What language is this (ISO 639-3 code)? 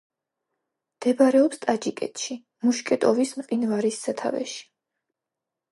kat